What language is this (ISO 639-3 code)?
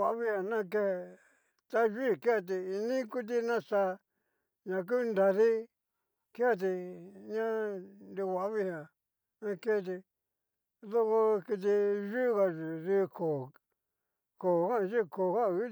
miu